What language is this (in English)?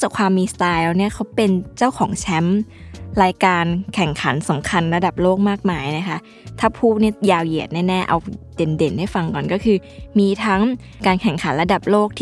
Thai